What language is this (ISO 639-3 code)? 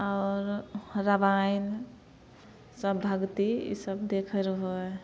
mai